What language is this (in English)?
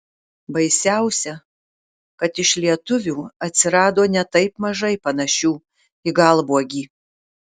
Lithuanian